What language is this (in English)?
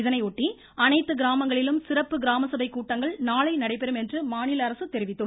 Tamil